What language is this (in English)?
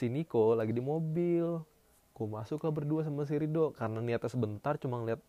Indonesian